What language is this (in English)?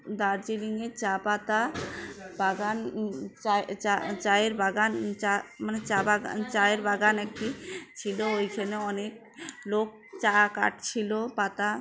Bangla